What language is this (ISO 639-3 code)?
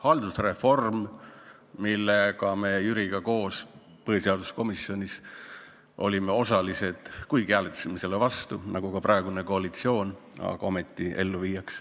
est